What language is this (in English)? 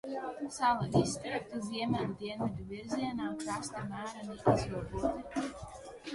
Latvian